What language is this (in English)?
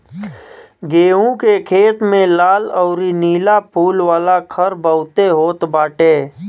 Bhojpuri